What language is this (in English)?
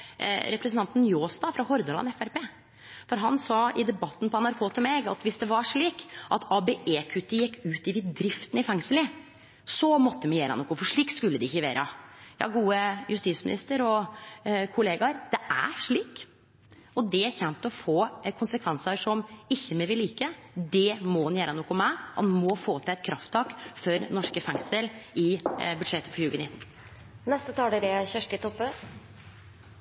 Norwegian Nynorsk